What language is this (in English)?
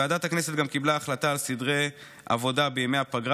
Hebrew